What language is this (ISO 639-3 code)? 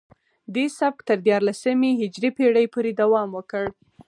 pus